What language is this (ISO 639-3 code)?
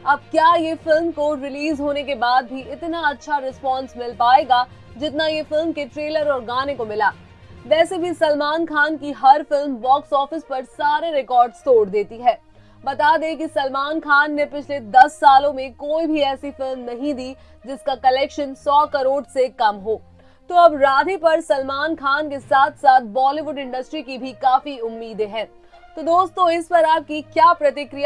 hin